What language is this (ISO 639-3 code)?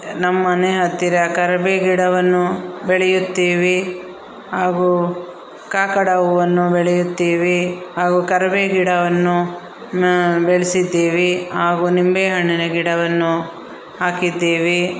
kan